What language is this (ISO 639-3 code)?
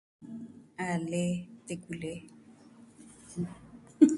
meh